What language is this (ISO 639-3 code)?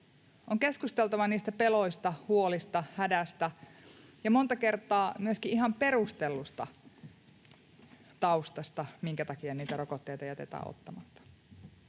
fin